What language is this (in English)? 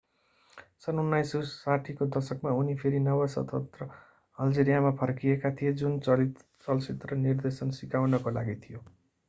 Nepali